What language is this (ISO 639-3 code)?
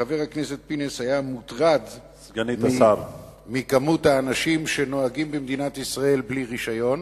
heb